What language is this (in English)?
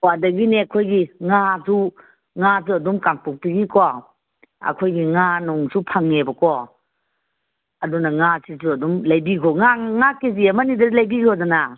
Manipuri